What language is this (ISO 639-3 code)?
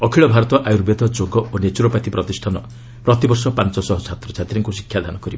ori